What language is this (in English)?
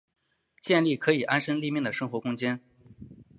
Chinese